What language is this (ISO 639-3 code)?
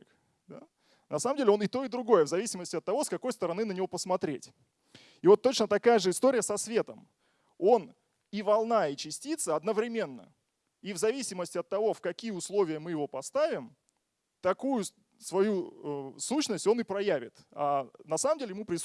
rus